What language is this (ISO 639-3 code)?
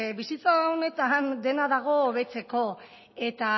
eus